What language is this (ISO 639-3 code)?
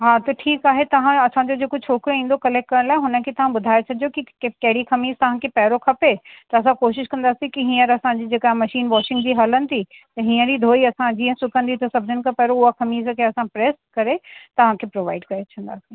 snd